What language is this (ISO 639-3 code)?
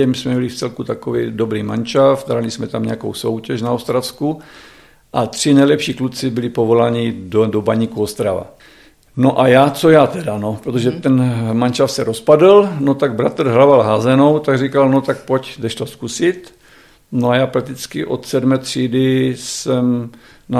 ces